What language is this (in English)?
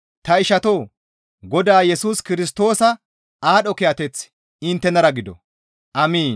Gamo